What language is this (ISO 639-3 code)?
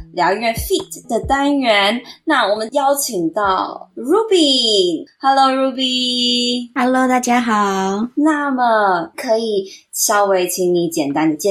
zho